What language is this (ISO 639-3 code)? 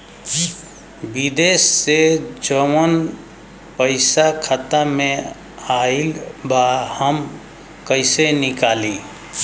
bho